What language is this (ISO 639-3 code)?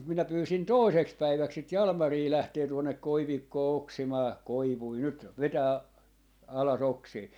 fin